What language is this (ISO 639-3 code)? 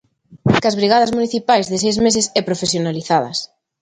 glg